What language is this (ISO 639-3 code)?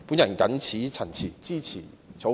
yue